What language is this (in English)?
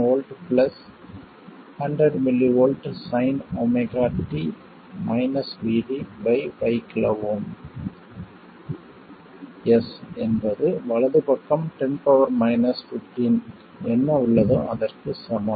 Tamil